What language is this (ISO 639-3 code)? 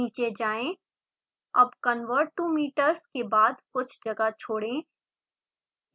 hin